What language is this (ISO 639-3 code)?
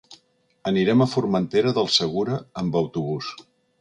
cat